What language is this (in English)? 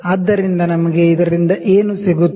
Kannada